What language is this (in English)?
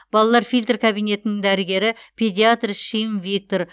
Kazakh